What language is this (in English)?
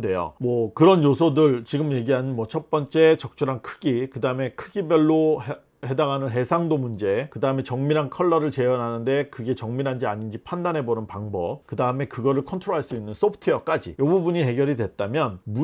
Korean